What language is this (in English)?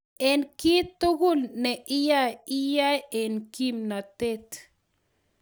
Kalenjin